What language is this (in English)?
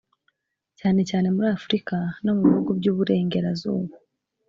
Kinyarwanda